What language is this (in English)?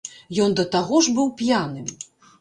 Belarusian